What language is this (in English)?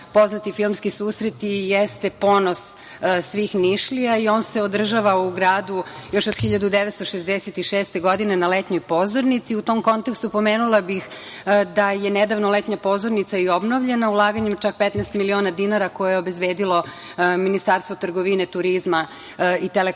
Serbian